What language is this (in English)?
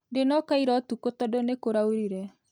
Kikuyu